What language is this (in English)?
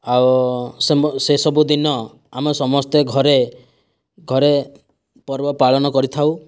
Odia